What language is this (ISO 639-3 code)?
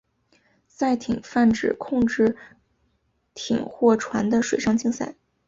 zho